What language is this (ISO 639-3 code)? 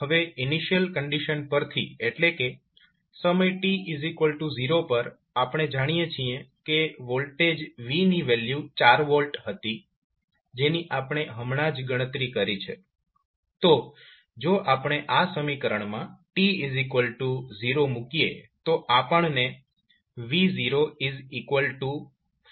guj